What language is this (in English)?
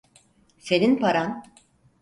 Turkish